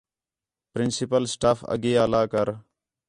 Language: Khetrani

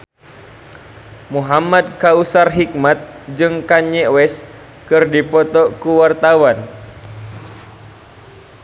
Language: Sundanese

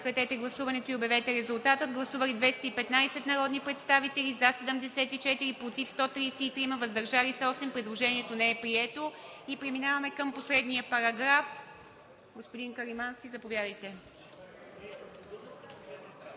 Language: Bulgarian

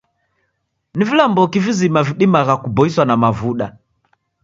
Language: Taita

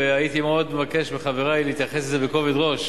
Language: Hebrew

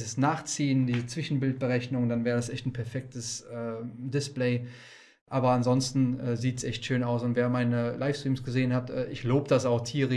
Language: German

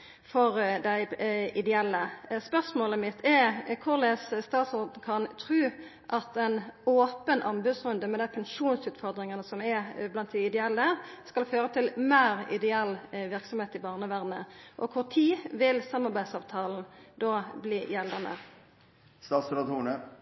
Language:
Norwegian Nynorsk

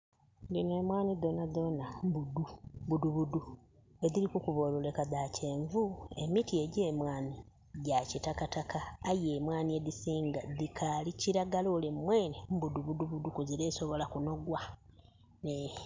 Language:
Soga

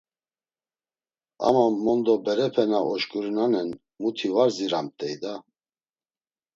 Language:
Laz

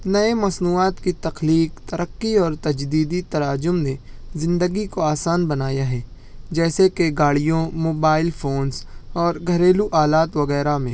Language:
Urdu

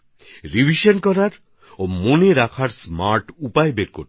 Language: Bangla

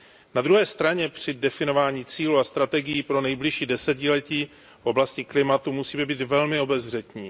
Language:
Czech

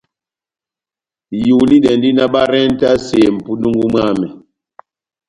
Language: Batanga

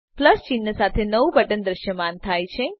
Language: Gujarati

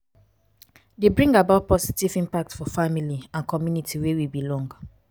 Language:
Nigerian Pidgin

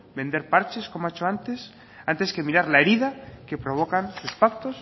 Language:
Spanish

